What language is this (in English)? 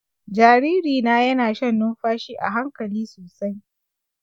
Hausa